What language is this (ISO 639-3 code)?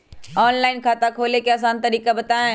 mag